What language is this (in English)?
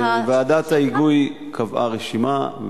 Hebrew